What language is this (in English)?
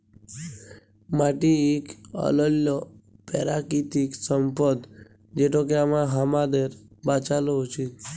Bangla